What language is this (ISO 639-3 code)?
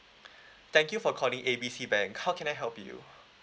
eng